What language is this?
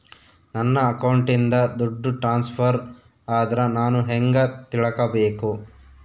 Kannada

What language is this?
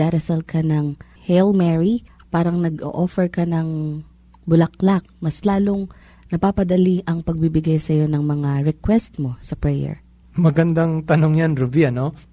Filipino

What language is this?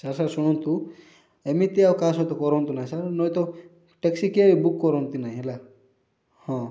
Odia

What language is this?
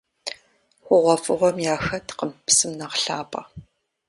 Kabardian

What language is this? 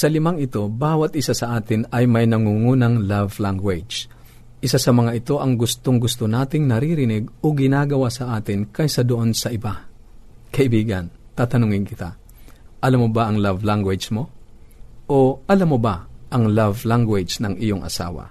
Filipino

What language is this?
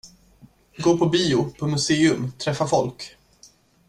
Swedish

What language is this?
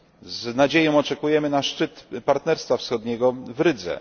Polish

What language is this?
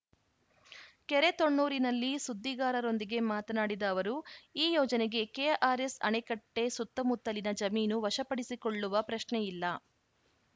Kannada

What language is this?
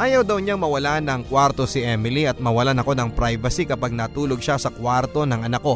Filipino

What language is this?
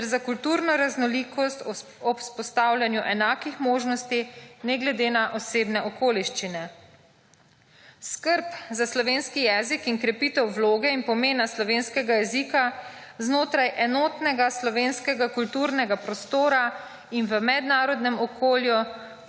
Slovenian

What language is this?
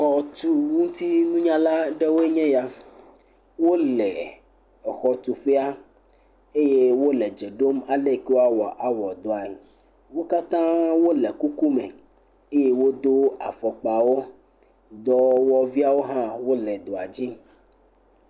Ewe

